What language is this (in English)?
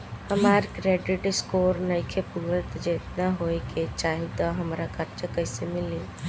Bhojpuri